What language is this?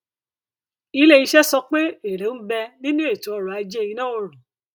Yoruba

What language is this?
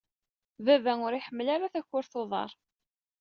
Kabyle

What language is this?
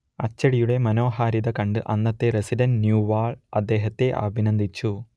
Malayalam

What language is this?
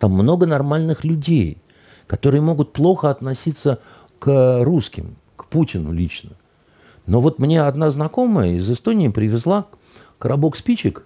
Russian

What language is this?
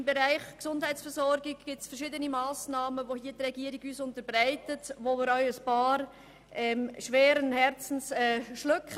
Swiss German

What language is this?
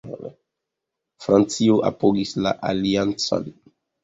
Esperanto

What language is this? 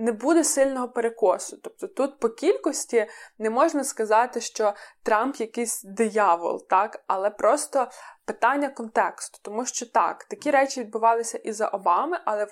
Ukrainian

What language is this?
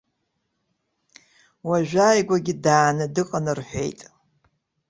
Abkhazian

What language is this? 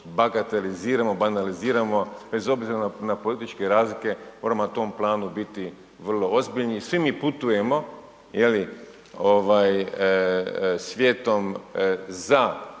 Croatian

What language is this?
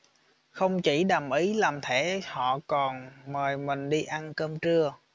Vietnamese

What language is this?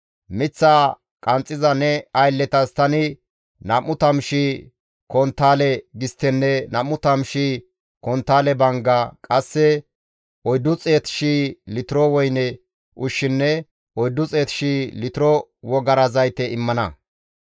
Gamo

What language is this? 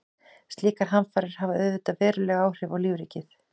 Icelandic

